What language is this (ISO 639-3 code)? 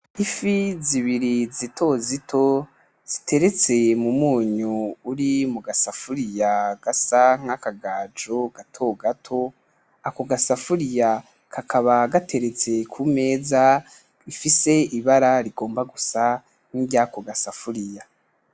run